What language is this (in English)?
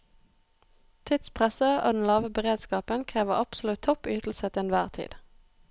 Norwegian